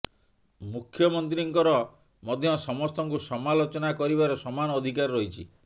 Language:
Odia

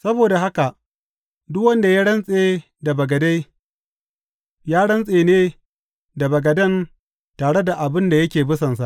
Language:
Hausa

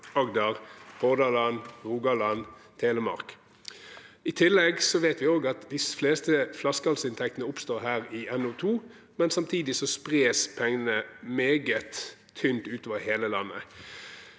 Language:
Norwegian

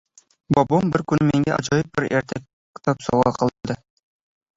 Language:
Uzbek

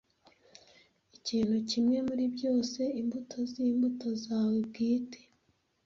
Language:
Kinyarwanda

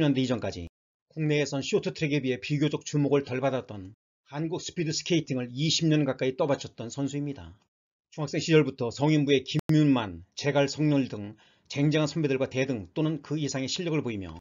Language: Korean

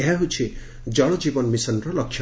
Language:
Odia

